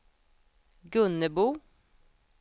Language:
Swedish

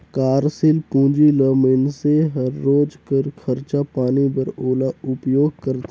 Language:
Chhattisgarhi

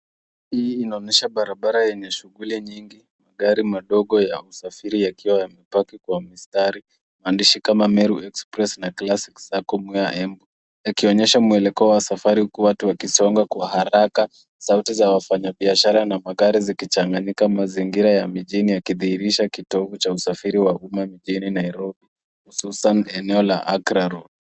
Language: Swahili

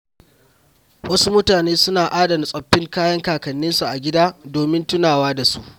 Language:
Hausa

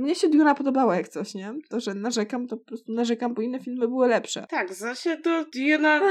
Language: Polish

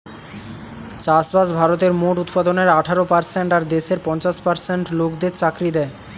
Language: Bangla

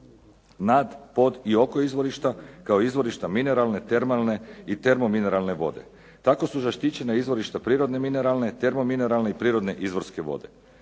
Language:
Croatian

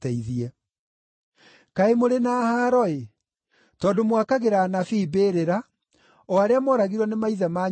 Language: Kikuyu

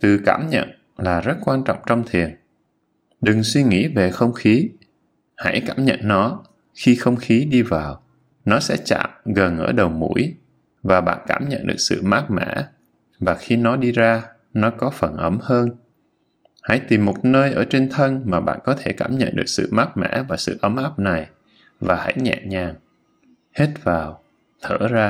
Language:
Vietnamese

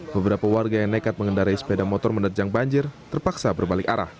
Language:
Indonesian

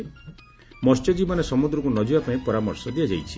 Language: Odia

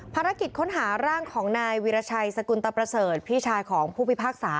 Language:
Thai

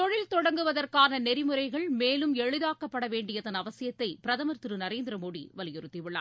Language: Tamil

